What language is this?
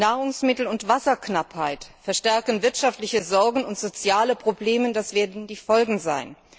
German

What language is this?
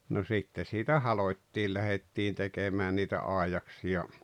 Finnish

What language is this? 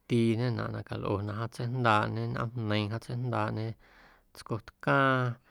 Guerrero Amuzgo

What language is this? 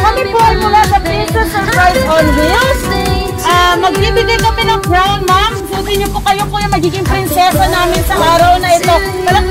Filipino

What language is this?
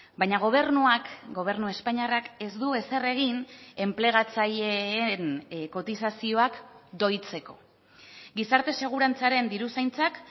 Basque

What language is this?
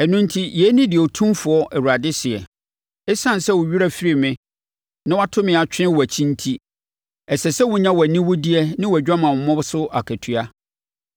Akan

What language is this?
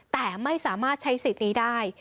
Thai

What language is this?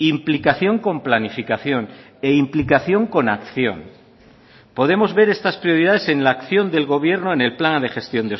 Spanish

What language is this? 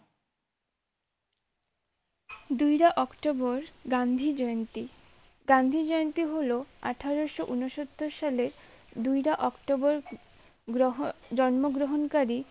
Bangla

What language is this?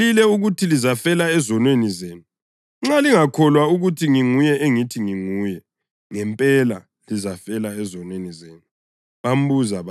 North Ndebele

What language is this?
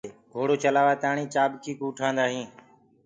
Gurgula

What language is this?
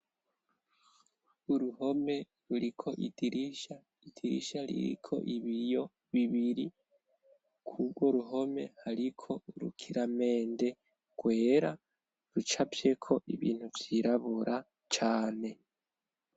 Rundi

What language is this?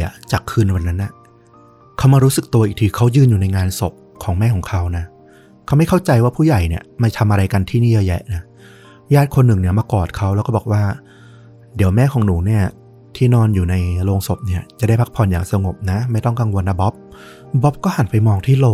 Thai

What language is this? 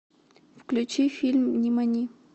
Russian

